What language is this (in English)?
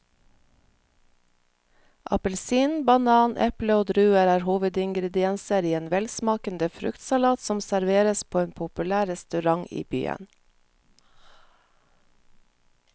Norwegian